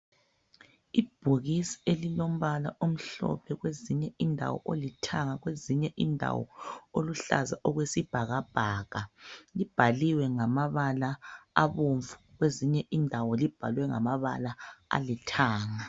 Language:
North Ndebele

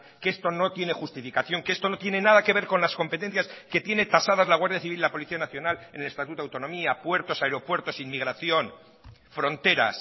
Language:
Spanish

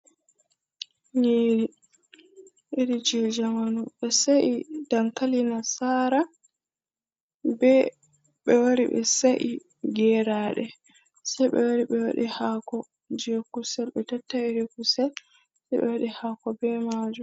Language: Fula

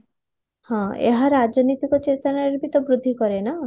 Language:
Odia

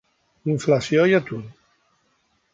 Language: Catalan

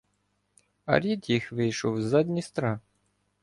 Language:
Ukrainian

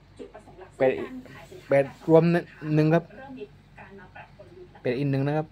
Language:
Thai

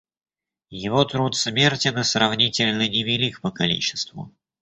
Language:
Russian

